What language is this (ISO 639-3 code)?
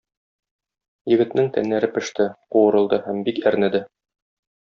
tat